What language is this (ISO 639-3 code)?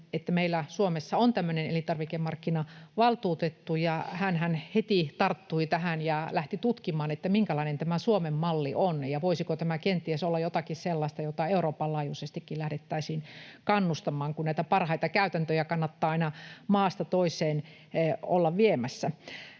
fin